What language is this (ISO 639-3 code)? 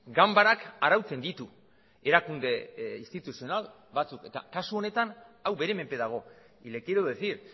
eus